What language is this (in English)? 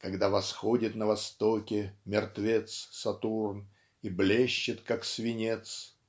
Russian